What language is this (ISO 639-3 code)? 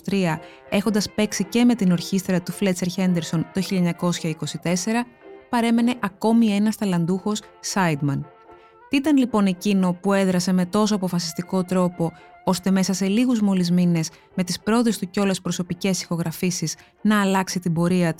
ell